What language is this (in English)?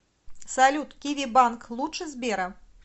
Russian